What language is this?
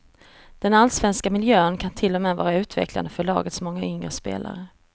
Swedish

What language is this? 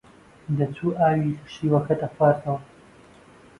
Central Kurdish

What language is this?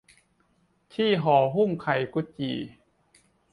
Thai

